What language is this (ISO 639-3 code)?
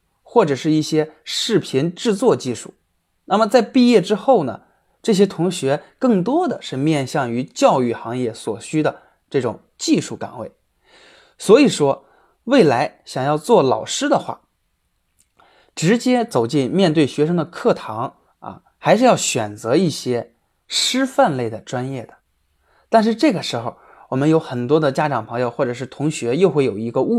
zho